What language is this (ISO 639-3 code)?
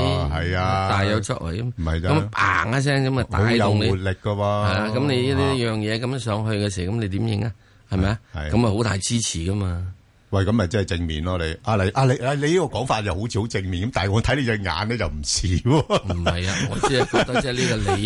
zho